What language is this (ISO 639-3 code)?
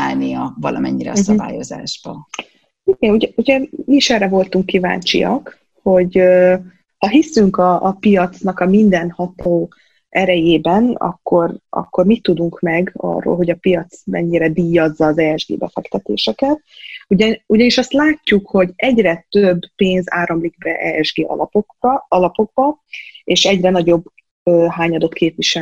hun